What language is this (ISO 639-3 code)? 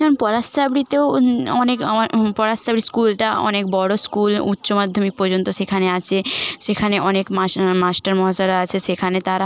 ben